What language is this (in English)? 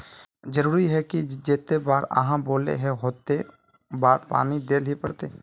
Magahi